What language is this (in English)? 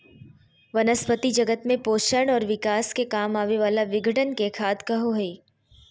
Magahi